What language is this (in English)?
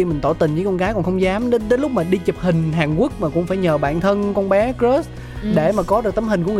Vietnamese